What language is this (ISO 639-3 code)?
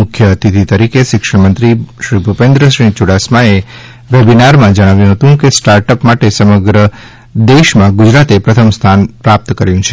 guj